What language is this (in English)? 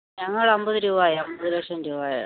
Malayalam